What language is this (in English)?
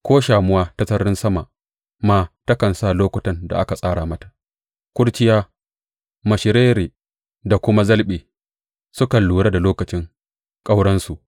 Hausa